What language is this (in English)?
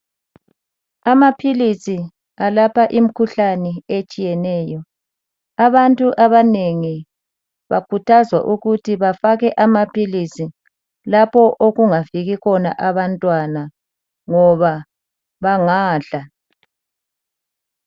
North Ndebele